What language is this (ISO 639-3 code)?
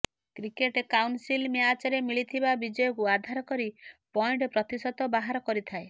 ori